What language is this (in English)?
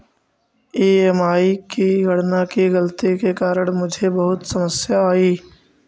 Magahi